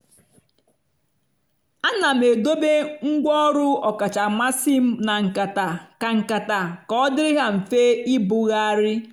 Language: Igbo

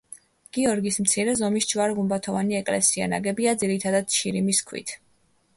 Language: Georgian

